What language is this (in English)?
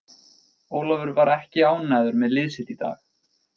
Icelandic